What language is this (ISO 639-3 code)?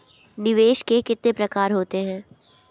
hin